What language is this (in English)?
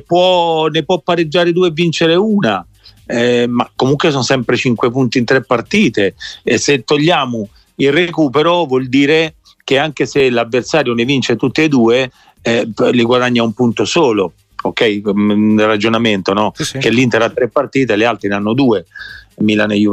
Italian